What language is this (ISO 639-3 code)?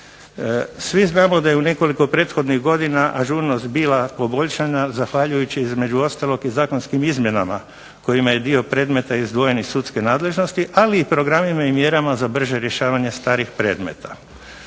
hrv